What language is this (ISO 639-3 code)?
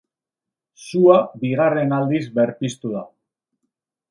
eus